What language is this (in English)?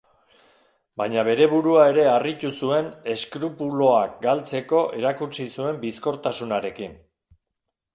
Basque